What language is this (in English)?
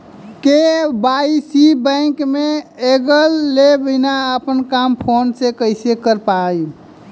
Bhojpuri